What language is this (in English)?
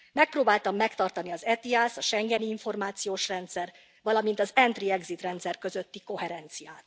Hungarian